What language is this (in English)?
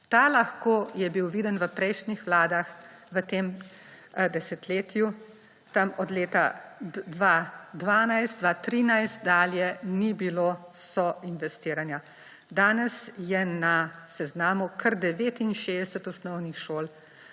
Slovenian